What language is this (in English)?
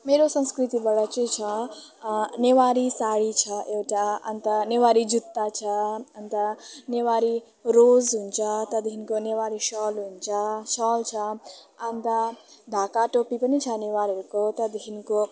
Nepali